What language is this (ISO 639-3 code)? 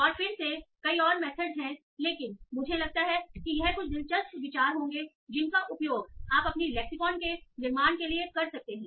hin